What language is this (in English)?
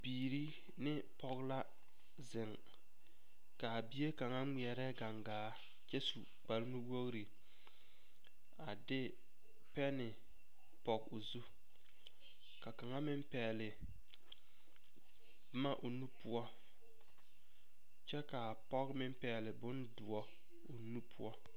Southern Dagaare